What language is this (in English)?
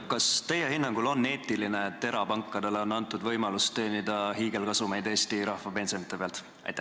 Estonian